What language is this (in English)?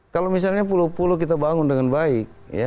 Indonesian